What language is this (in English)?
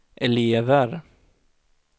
Swedish